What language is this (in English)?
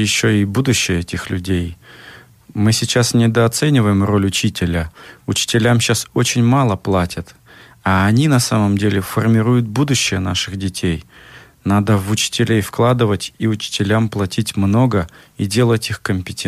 Slovak